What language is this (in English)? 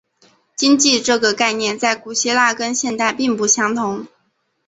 Chinese